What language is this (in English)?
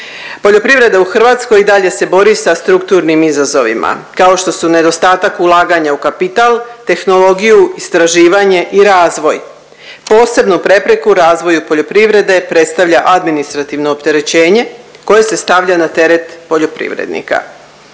Croatian